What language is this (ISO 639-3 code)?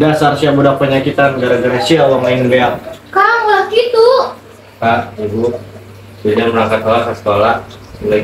ind